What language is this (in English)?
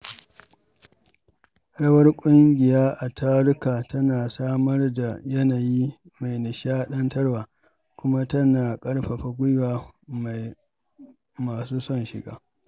Hausa